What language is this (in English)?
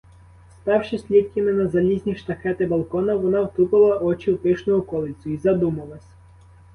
Ukrainian